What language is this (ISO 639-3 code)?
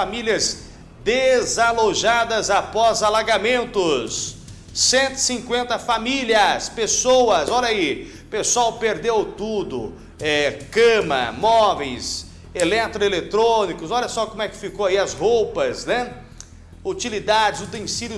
por